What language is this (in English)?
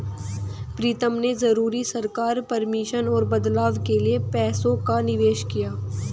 Hindi